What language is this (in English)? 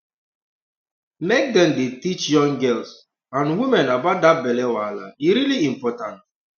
Nigerian Pidgin